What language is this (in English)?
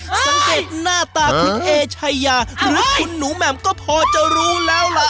Thai